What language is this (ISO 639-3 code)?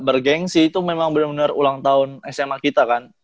ind